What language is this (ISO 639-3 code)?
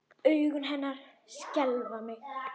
isl